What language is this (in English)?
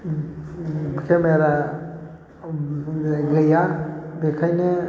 Bodo